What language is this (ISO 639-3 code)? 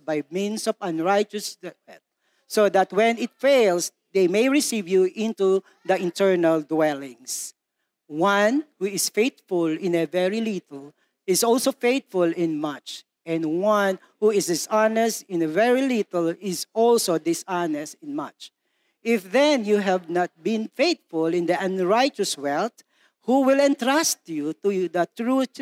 fil